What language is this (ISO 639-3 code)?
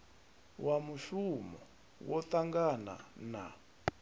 ven